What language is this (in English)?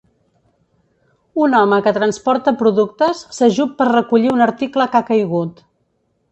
Catalan